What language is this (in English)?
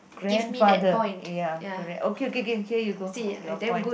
English